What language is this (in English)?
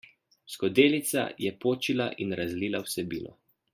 Slovenian